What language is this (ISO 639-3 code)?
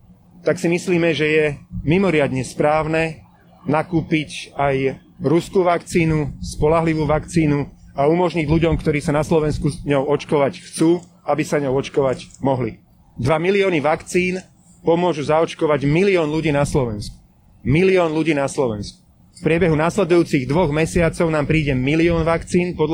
slk